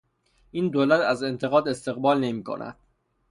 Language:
Persian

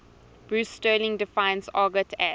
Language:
English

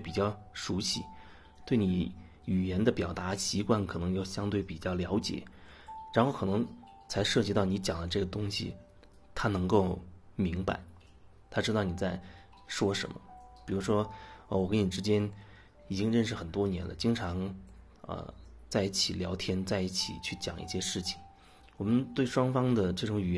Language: Chinese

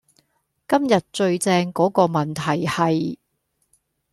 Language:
Cantonese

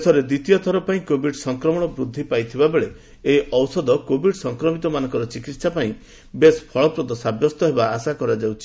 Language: Odia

